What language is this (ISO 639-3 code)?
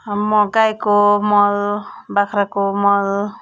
nep